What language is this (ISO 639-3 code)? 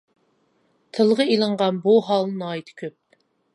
uig